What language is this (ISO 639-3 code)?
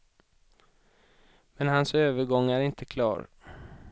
swe